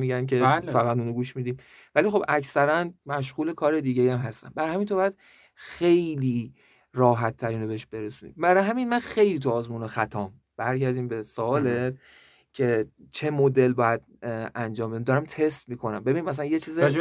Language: Persian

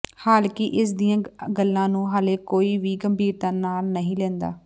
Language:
Punjabi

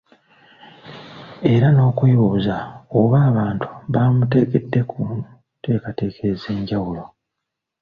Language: Ganda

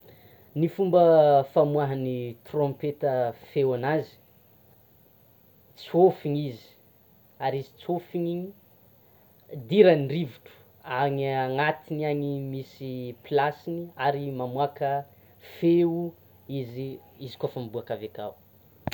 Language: Tsimihety Malagasy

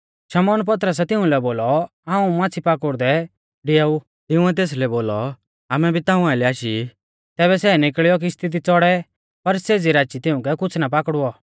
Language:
Mahasu Pahari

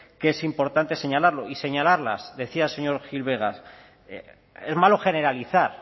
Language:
Spanish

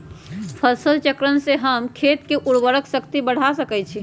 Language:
Magahi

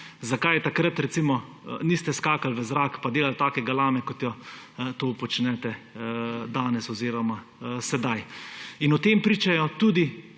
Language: Slovenian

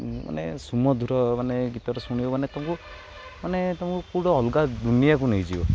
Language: Odia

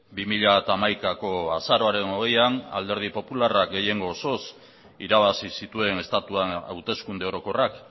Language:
Basque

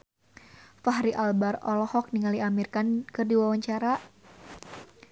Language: Sundanese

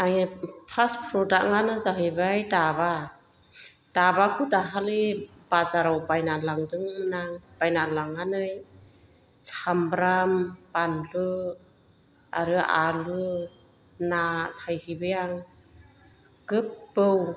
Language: Bodo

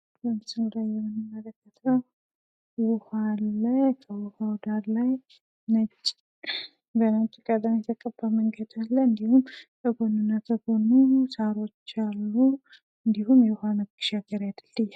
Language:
Amharic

